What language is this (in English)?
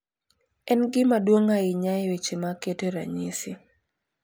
Luo (Kenya and Tanzania)